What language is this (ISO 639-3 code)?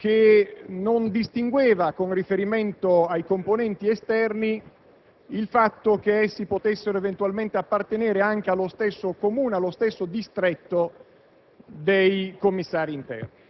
ita